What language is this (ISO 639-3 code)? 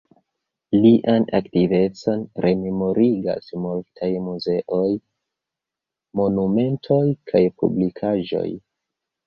epo